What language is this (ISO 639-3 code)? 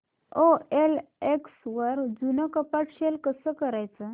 mar